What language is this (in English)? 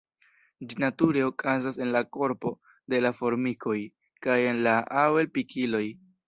Esperanto